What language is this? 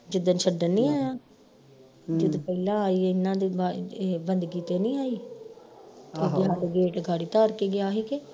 Punjabi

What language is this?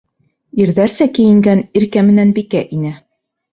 Bashkir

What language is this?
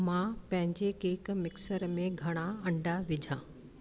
Sindhi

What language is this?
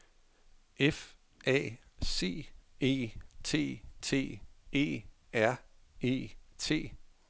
Danish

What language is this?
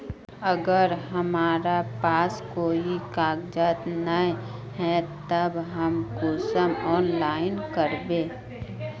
Magahi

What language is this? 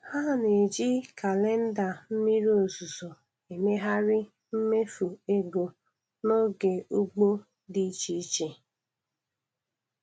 Igbo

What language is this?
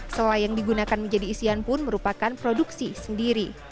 Indonesian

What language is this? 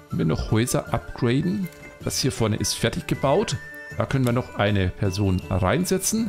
German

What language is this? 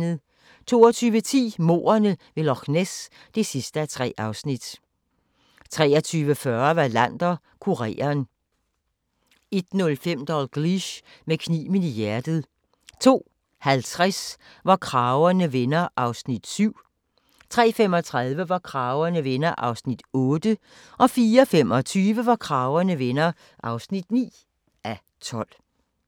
Danish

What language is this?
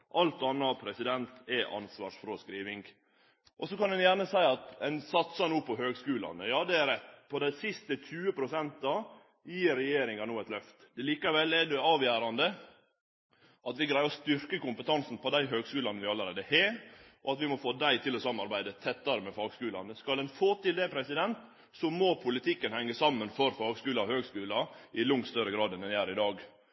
Norwegian Nynorsk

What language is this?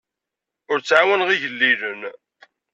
Kabyle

